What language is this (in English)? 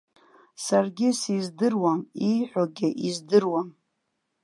Abkhazian